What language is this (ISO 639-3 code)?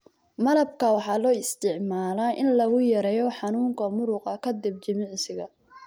som